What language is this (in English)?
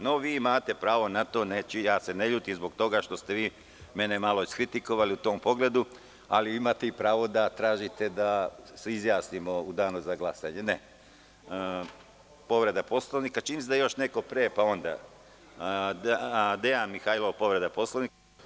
Serbian